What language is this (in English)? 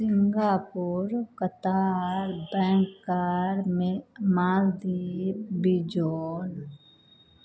Maithili